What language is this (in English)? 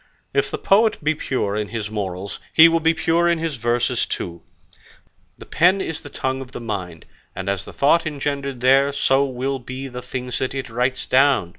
English